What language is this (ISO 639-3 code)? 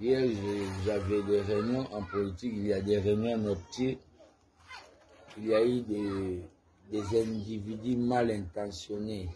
fra